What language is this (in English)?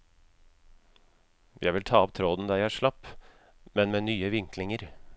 Norwegian